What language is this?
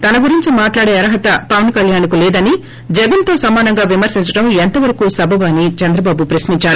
Telugu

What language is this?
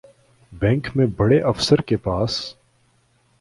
Urdu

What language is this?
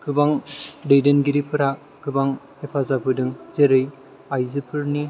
Bodo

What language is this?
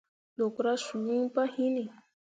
Mundang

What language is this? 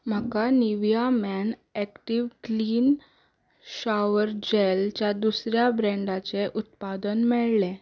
Konkani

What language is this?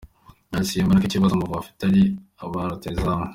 Kinyarwanda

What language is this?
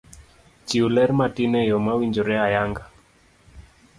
Luo (Kenya and Tanzania)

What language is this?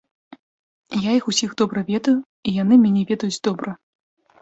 Belarusian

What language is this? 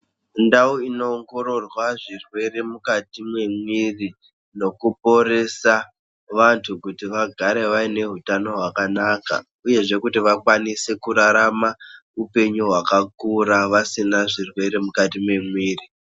Ndau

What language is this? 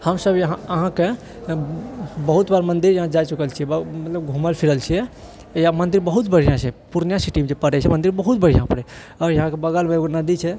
Maithili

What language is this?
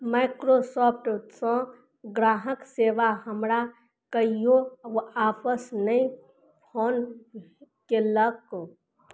Maithili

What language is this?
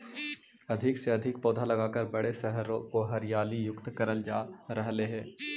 Magahi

